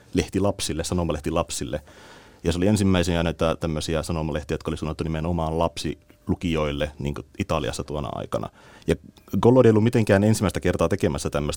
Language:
Finnish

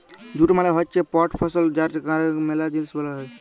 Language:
Bangla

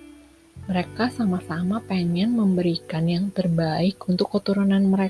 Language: Indonesian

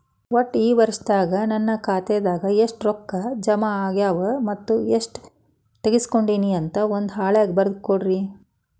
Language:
Kannada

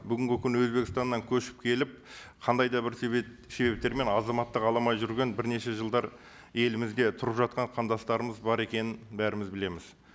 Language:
Kazakh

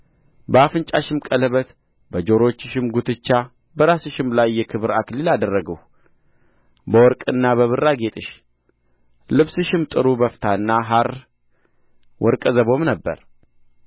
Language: Amharic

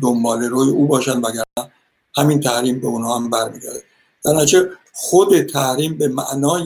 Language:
Persian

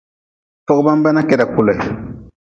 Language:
Nawdm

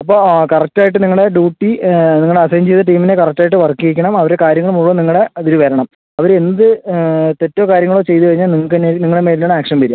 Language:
Malayalam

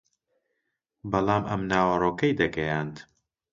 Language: Central Kurdish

